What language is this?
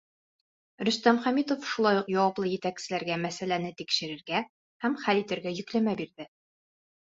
Bashkir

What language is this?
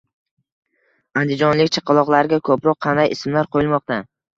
Uzbek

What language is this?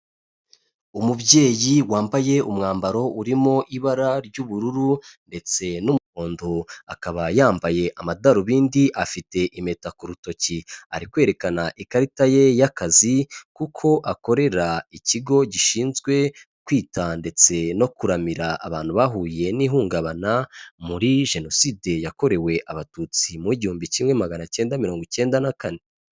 Kinyarwanda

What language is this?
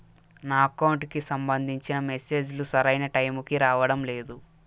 Telugu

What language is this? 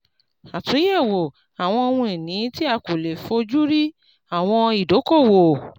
Yoruba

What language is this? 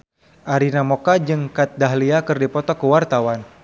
Sundanese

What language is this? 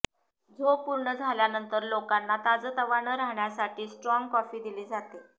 Marathi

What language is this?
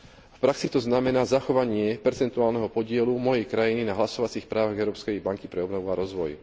Slovak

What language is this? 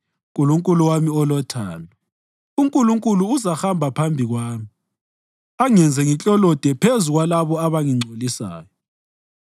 North Ndebele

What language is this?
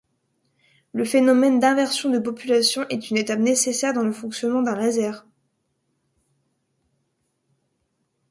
French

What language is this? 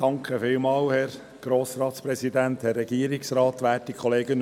Swiss German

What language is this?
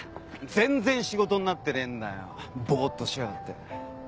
Japanese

